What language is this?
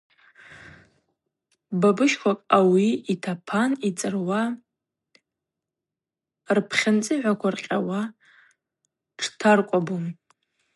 Abaza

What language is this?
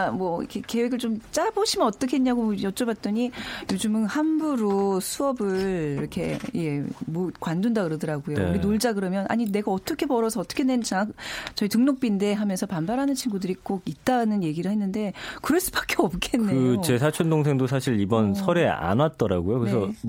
Korean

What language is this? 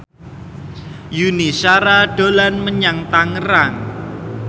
Javanese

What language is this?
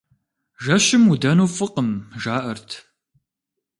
Kabardian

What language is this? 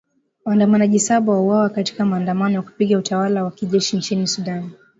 Swahili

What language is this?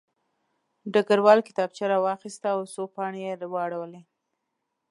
Pashto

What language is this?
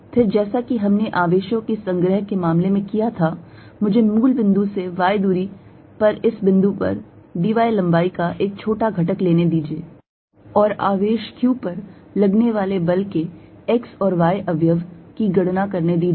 Hindi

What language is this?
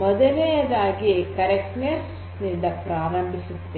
Kannada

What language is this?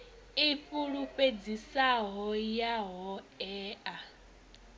Venda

